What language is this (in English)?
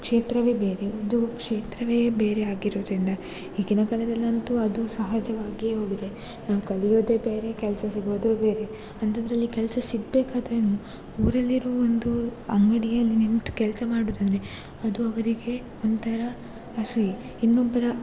Kannada